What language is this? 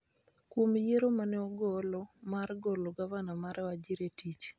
Luo (Kenya and Tanzania)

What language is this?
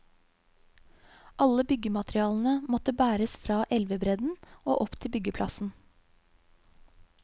Norwegian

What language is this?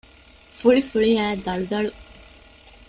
Divehi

